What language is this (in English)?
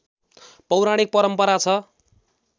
Nepali